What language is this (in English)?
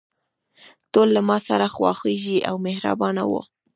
Pashto